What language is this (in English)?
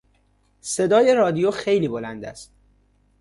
Persian